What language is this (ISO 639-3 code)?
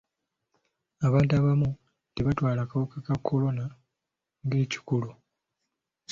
lug